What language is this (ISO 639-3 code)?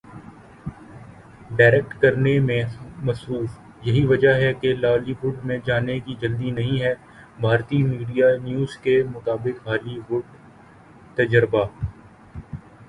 urd